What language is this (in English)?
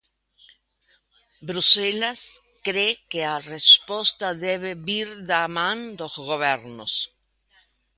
Galician